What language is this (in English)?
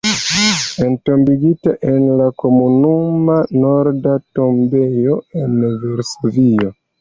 Esperanto